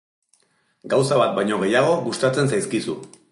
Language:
Basque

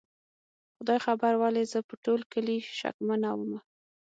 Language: Pashto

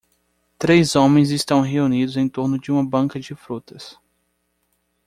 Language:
Portuguese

